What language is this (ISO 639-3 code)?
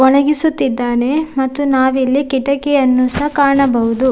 kan